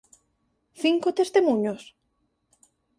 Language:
Galician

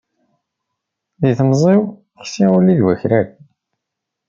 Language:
Kabyle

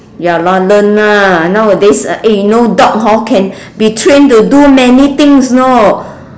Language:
English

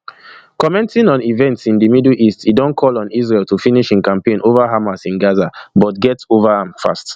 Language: Nigerian Pidgin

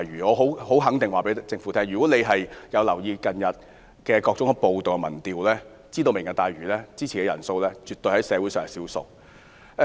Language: Cantonese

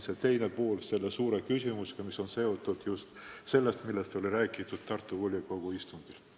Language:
Estonian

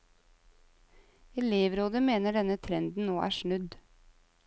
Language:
Norwegian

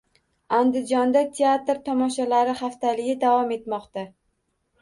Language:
Uzbek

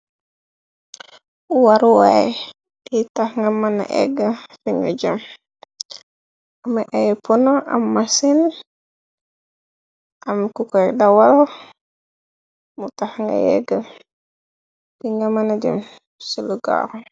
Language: Wolof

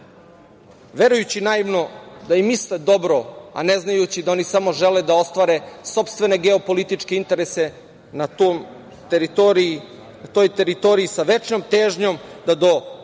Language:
Serbian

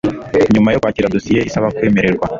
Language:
Kinyarwanda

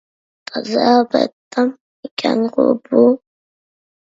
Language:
Uyghur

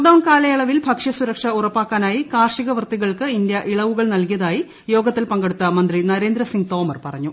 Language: Malayalam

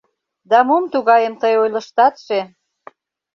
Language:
Mari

